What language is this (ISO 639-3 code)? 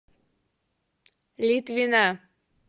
rus